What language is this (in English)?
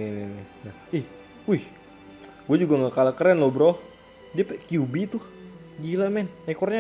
Indonesian